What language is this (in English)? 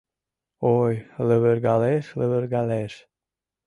Mari